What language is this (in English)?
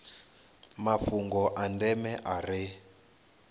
Venda